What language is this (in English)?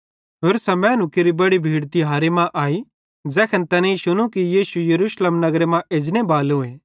Bhadrawahi